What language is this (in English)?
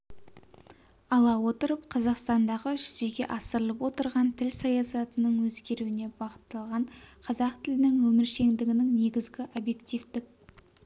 Kazakh